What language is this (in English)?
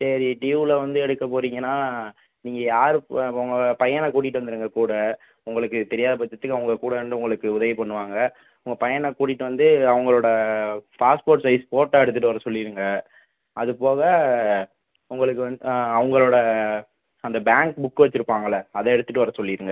Tamil